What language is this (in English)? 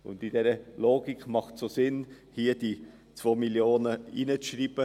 Swiss German